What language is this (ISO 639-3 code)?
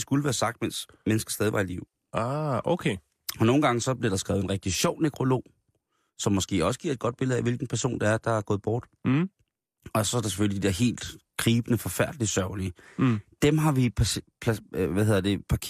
dan